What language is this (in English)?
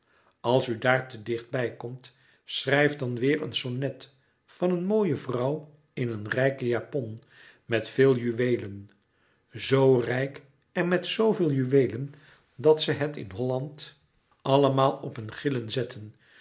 Dutch